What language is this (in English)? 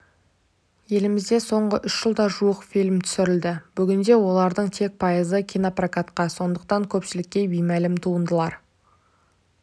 Kazakh